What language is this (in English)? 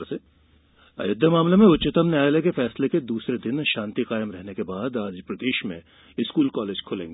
Hindi